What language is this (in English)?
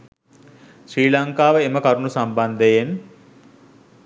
Sinhala